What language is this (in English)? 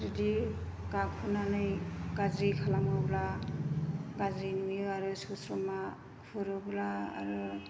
Bodo